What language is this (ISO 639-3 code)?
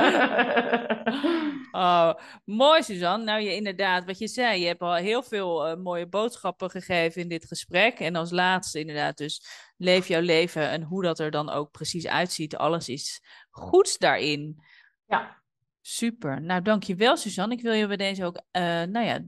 nld